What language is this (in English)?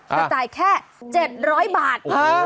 Thai